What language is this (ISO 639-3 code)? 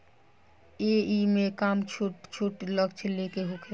bho